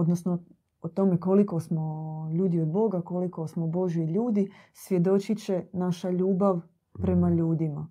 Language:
Croatian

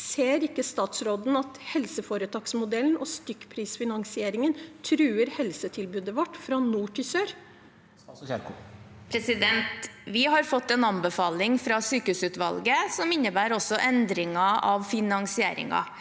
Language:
Norwegian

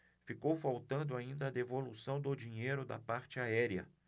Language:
Portuguese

